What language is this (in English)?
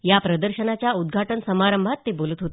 Marathi